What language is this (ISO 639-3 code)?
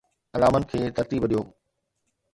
snd